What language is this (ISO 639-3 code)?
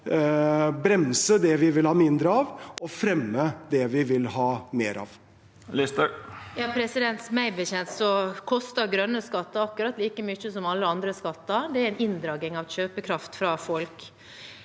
nor